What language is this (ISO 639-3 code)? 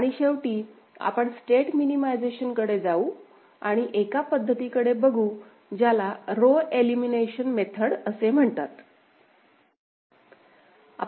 mar